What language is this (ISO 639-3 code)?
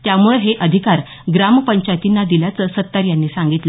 mar